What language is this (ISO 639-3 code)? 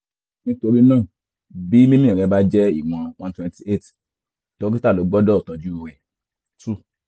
yor